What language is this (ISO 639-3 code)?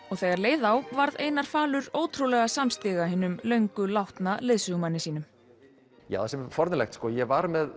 isl